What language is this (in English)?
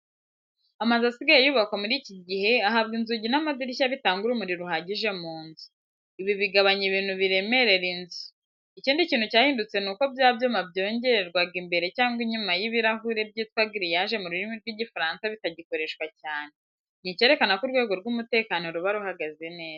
Kinyarwanda